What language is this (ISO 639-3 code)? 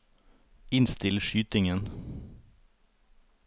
nor